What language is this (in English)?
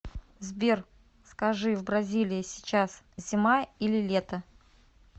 Russian